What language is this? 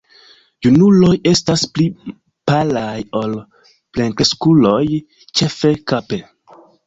Esperanto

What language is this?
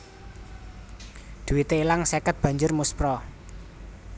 Javanese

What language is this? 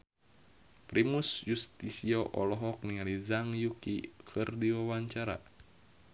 Sundanese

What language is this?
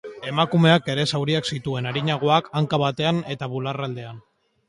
Basque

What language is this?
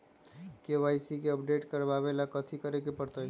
Magahi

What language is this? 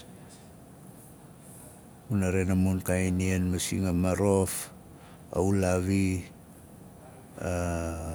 Nalik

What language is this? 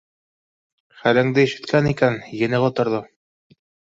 Bashkir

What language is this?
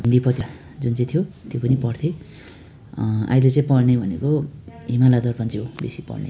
Nepali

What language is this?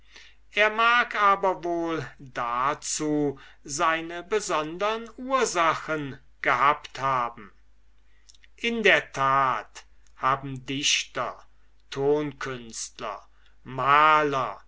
German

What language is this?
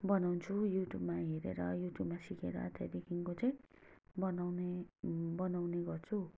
Nepali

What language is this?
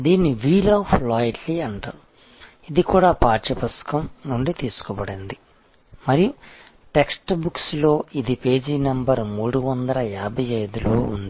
Telugu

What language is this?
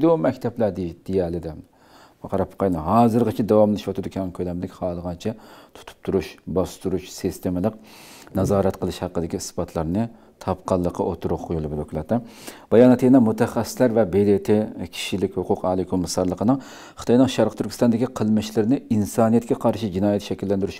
Turkish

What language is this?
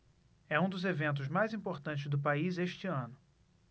Portuguese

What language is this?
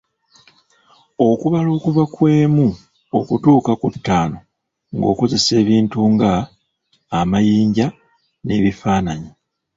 Ganda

